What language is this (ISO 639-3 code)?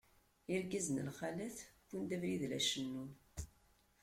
kab